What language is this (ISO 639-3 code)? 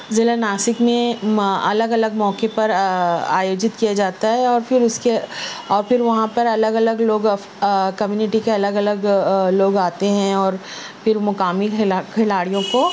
urd